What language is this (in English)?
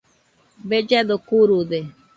Nüpode Huitoto